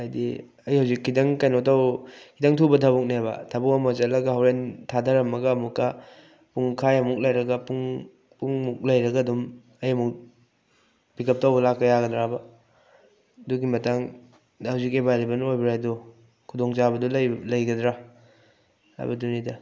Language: Manipuri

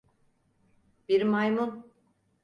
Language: Turkish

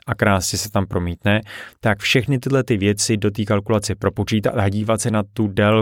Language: Czech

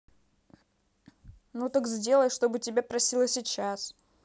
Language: Russian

